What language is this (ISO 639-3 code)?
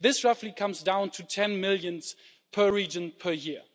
eng